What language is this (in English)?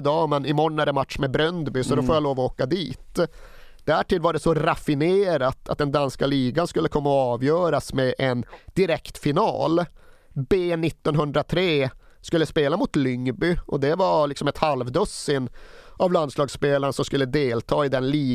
Swedish